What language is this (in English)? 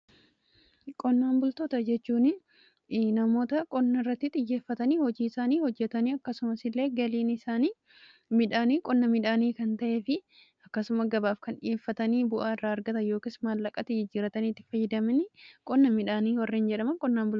Oromo